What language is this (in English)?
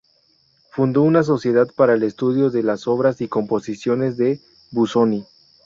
Spanish